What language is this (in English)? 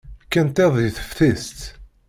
Kabyle